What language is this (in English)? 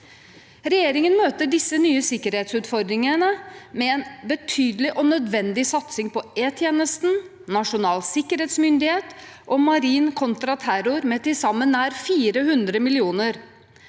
Norwegian